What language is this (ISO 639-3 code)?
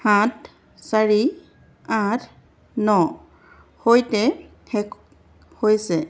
asm